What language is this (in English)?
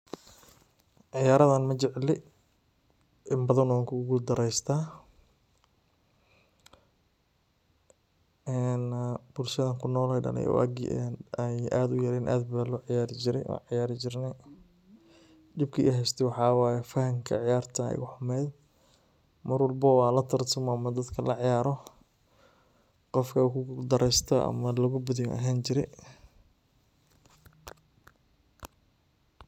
Somali